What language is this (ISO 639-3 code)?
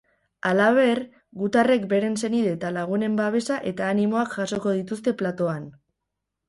eus